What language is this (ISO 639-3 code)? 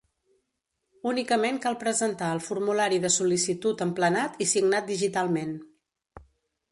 cat